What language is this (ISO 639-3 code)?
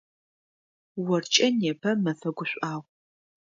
ady